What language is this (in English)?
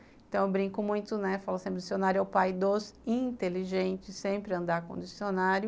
Portuguese